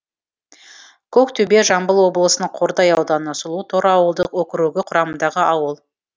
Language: Kazakh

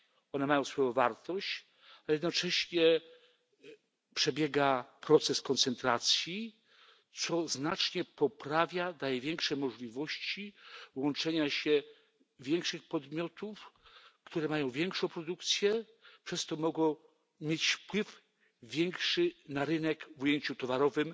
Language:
Polish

